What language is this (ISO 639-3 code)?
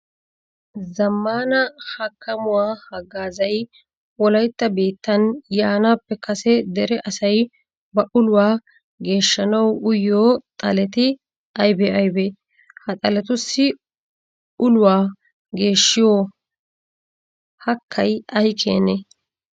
wal